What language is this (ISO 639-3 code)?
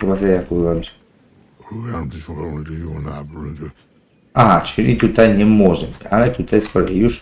pol